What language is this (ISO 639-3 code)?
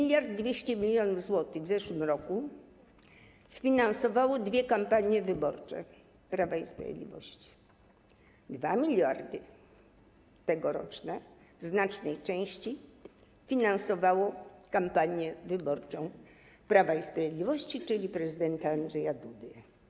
pol